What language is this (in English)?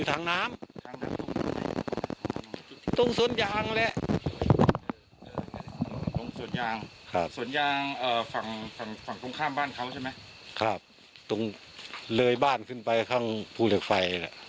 Thai